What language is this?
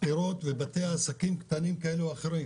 Hebrew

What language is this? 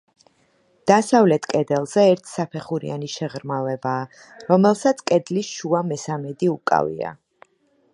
Georgian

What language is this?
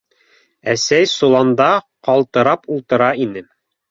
Bashkir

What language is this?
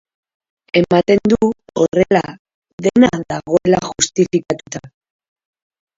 Basque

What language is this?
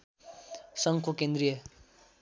Nepali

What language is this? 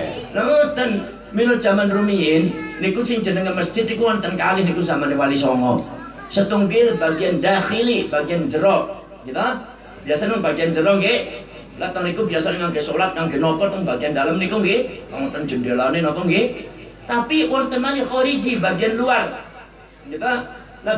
Indonesian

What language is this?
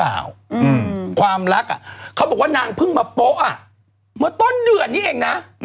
Thai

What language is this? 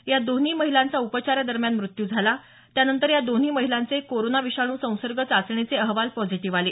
Marathi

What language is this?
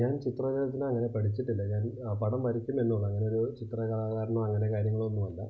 Malayalam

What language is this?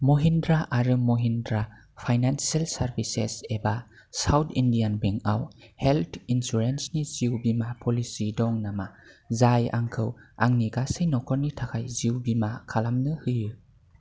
Bodo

